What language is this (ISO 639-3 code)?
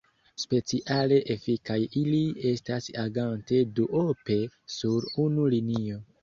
epo